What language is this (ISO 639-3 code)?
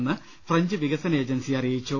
mal